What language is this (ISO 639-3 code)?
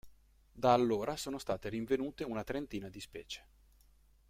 ita